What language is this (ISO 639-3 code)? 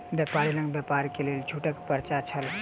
mai